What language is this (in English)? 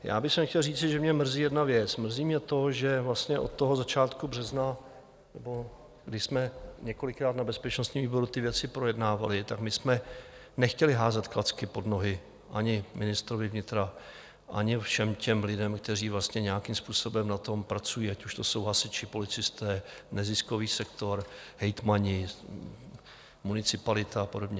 Czech